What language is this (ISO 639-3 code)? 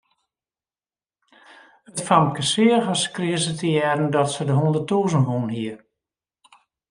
fry